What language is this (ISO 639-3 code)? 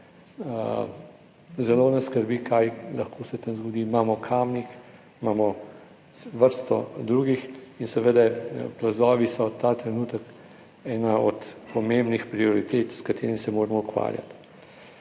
slv